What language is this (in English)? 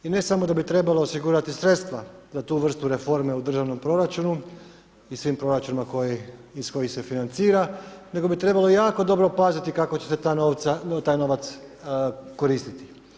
Croatian